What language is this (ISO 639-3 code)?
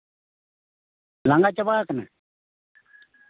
sat